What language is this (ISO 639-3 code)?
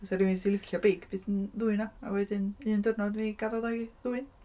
cym